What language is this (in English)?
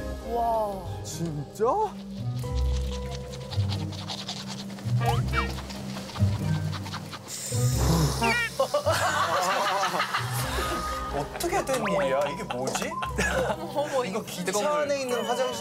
Korean